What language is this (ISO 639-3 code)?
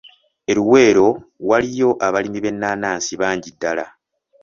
lug